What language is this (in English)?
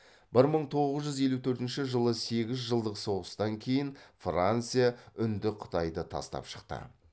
Kazakh